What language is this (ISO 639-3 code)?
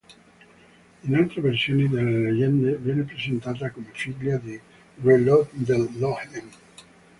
ita